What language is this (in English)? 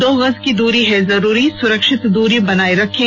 Hindi